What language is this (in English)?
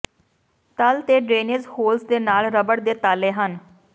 Punjabi